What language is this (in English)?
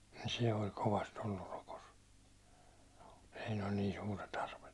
Finnish